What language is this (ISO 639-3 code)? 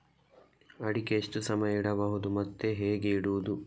kan